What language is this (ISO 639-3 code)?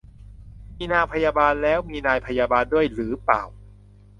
tha